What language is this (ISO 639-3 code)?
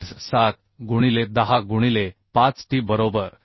mar